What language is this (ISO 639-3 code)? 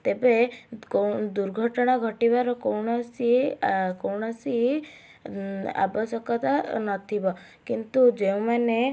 ori